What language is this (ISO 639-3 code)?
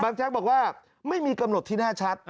tha